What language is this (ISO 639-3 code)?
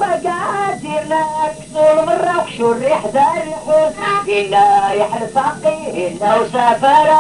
ara